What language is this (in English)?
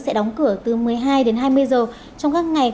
Vietnamese